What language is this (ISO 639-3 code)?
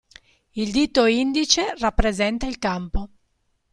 ita